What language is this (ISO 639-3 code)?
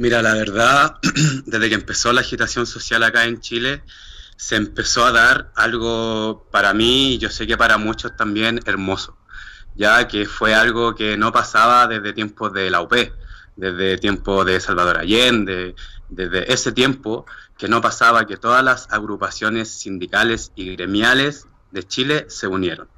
spa